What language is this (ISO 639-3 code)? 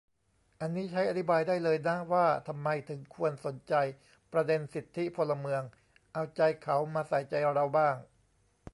tha